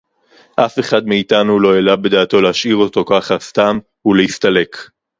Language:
Hebrew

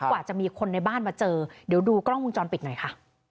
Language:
Thai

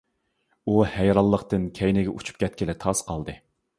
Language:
Uyghur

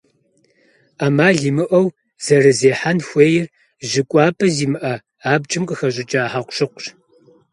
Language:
Kabardian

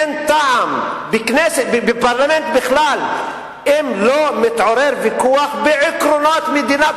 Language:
Hebrew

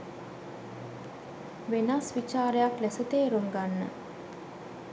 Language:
Sinhala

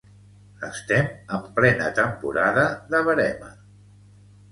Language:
Catalan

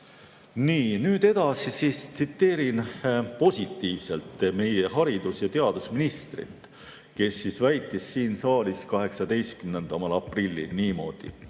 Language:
Estonian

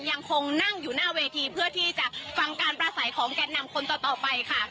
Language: Thai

